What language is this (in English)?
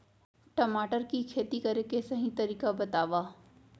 Chhattisgarhi